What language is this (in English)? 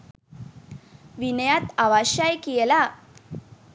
Sinhala